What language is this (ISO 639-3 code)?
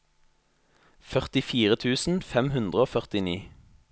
nor